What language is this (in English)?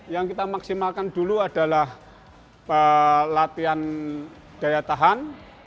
Indonesian